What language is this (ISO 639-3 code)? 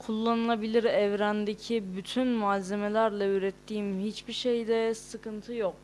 tur